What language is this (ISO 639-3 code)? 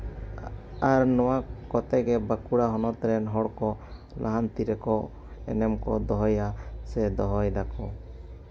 sat